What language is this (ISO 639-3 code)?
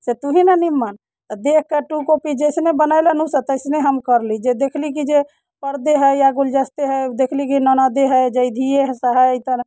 mai